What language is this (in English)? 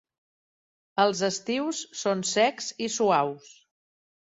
Catalan